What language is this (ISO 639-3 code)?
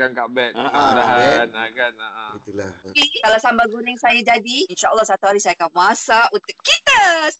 msa